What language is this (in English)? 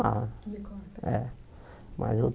Portuguese